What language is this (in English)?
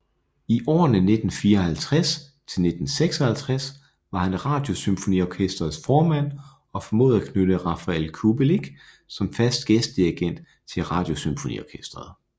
Danish